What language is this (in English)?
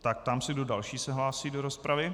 Czech